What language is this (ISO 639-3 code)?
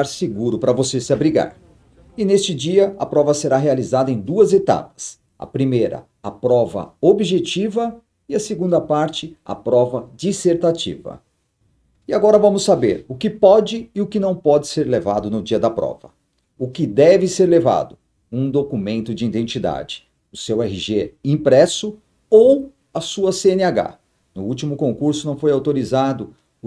por